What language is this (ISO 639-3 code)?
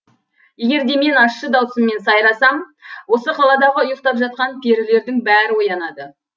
kaz